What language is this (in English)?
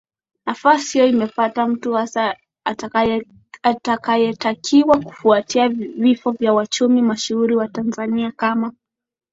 Swahili